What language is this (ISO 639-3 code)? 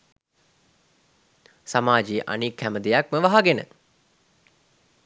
sin